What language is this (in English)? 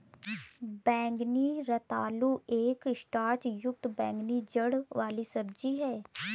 Hindi